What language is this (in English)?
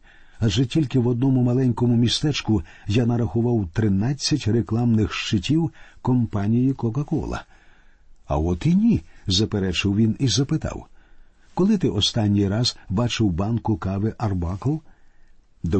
Ukrainian